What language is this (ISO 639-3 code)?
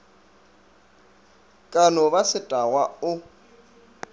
nso